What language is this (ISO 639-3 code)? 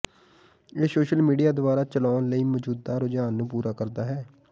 pan